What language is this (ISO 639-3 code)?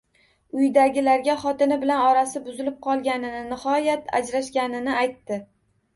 uzb